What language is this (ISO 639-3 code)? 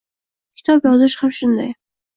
uzb